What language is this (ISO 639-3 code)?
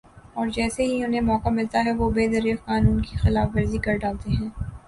urd